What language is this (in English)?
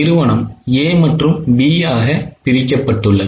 Tamil